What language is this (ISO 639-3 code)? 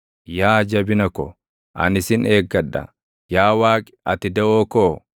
orm